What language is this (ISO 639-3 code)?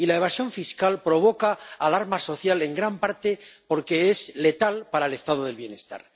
spa